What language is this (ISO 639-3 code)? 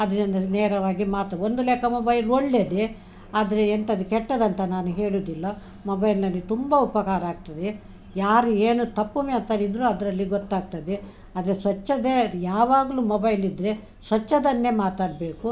kan